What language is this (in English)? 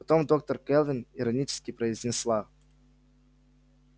Russian